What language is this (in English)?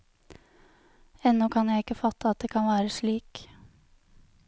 Norwegian